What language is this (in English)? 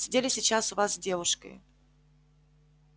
Russian